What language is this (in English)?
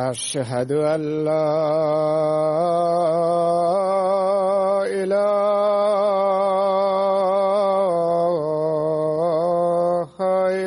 Swahili